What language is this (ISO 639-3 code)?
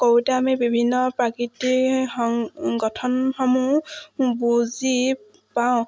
asm